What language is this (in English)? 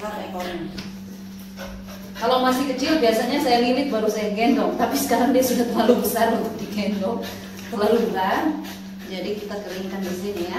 Indonesian